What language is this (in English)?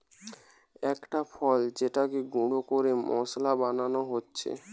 Bangla